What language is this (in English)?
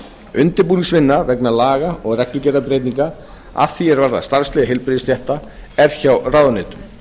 Icelandic